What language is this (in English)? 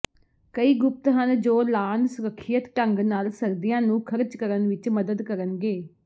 Punjabi